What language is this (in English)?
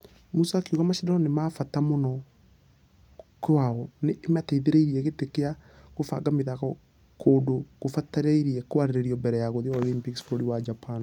Kikuyu